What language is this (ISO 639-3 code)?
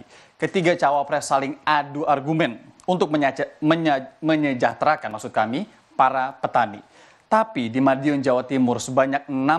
ind